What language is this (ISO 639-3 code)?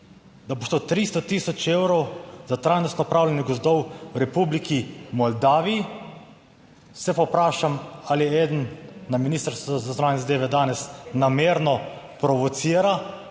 slv